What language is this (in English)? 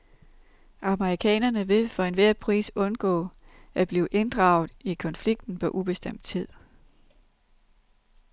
Danish